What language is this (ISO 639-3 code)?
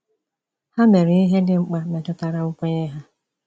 ibo